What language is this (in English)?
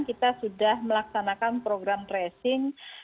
Indonesian